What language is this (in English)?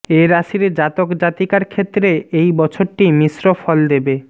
Bangla